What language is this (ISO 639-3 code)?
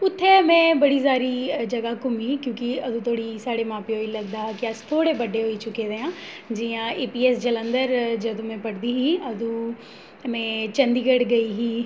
doi